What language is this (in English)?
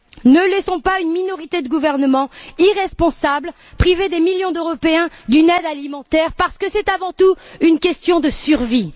French